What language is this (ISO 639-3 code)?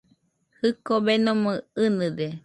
hux